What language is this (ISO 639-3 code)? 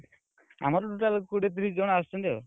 ori